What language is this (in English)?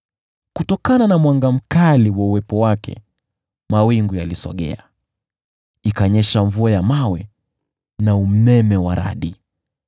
Swahili